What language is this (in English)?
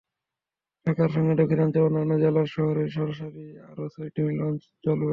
Bangla